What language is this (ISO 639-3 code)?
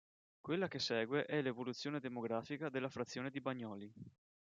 ita